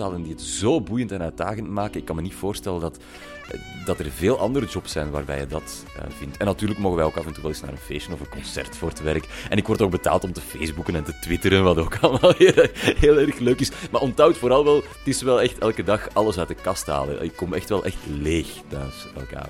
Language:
Dutch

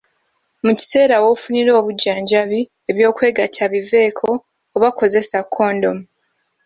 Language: Ganda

